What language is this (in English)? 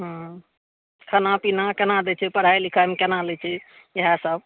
Maithili